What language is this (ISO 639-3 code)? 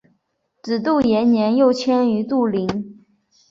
zho